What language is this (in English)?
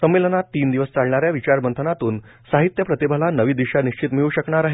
Marathi